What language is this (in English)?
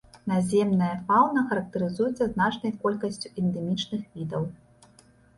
Belarusian